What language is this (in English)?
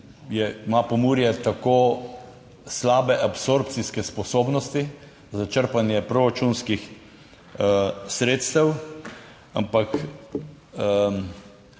Slovenian